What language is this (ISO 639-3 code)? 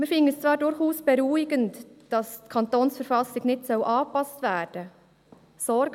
gsw